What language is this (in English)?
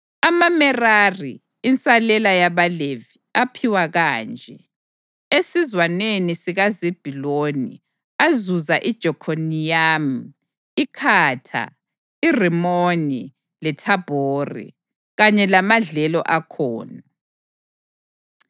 North Ndebele